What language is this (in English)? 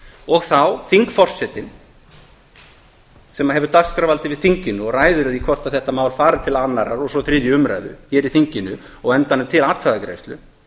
Icelandic